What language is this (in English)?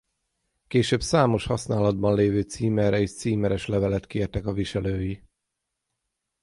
Hungarian